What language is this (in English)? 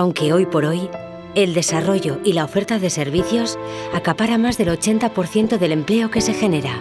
Spanish